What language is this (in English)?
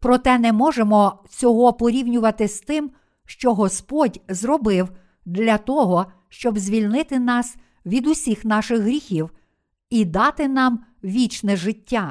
Ukrainian